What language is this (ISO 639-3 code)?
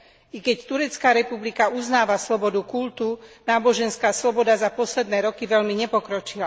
slk